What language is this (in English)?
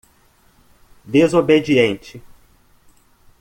Portuguese